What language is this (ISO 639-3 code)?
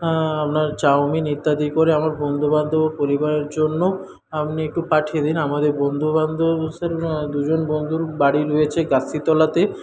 ben